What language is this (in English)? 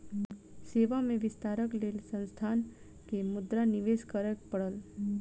Maithili